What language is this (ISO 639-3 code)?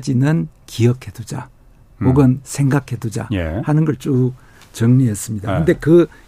kor